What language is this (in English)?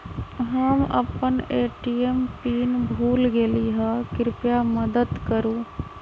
Magahi